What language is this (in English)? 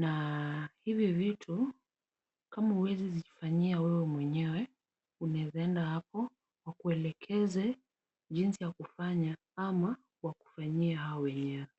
Swahili